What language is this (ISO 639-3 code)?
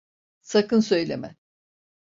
tur